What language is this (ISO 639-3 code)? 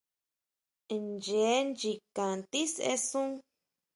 mau